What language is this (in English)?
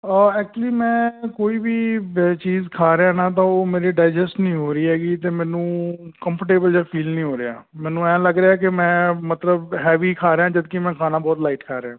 Punjabi